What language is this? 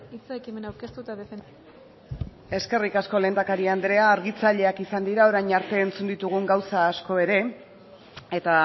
Basque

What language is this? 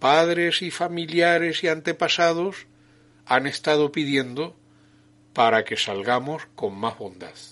Spanish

